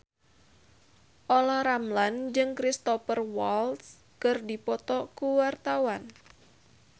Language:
Sundanese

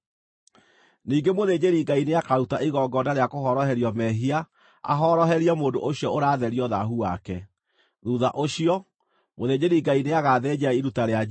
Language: Kikuyu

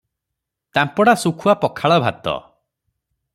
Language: Odia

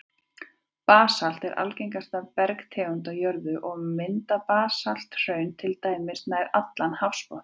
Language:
Icelandic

